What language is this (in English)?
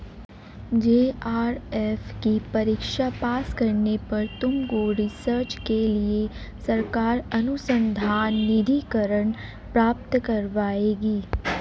Hindi